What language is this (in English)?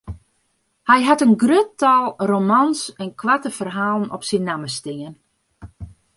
Western Frisian